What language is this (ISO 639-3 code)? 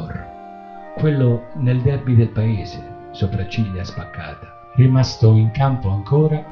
ita